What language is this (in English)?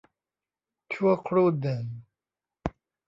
Thai